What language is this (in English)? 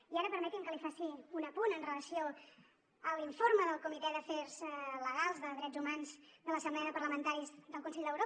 Catalan